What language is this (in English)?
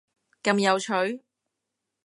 Cantonese